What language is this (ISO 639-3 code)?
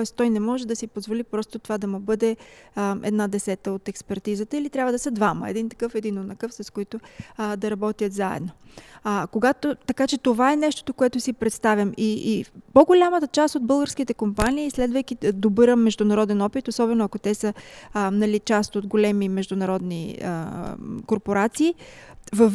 bul